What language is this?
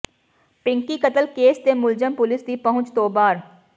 Punjabi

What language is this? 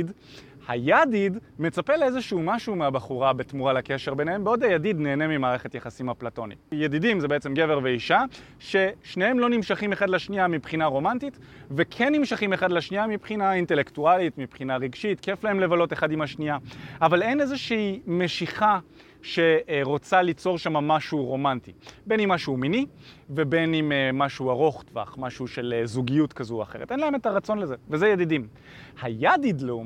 Hebrew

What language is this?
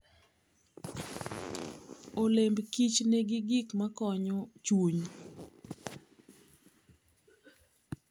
Luo (Kenya and Tanzania)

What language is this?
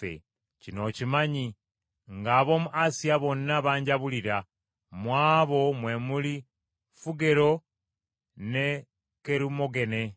Ganda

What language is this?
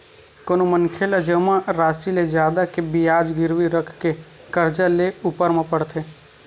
Chhattisgarhi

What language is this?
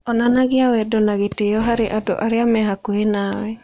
Kikuyu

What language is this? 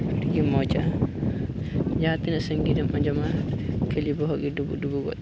Santali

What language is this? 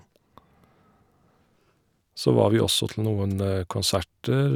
Norwegian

